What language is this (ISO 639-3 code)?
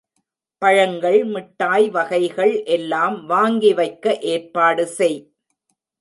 tam